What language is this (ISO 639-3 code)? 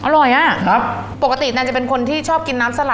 tha